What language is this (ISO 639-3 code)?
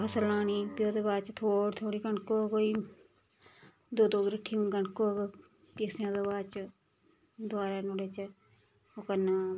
doi